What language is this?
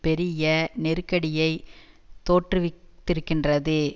Tamil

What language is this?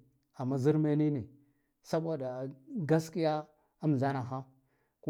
Guduf-Gava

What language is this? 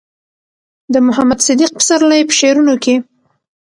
Pashto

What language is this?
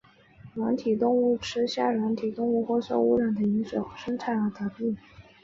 Chinese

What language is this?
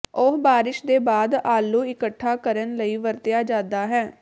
Punjabi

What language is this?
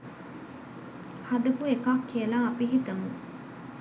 Sinhala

